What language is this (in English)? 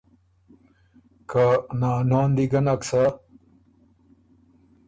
Ormuri